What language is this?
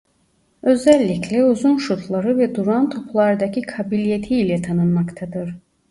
Turkish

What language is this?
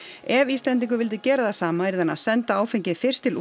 Icelandic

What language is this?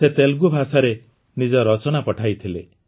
Odia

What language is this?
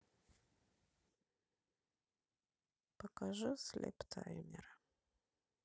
Russian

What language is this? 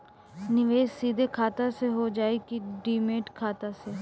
Bhojpuri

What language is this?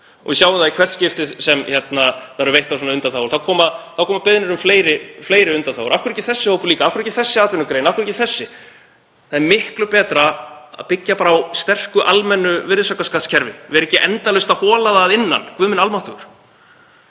Icelandic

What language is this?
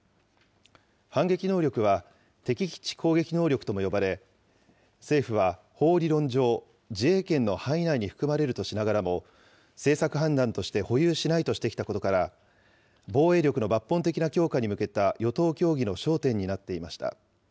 Japanese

